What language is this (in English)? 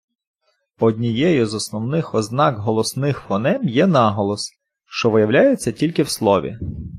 Ukrainian